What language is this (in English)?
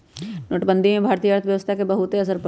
Magahi